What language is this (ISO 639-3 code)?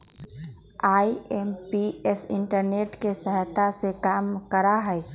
mag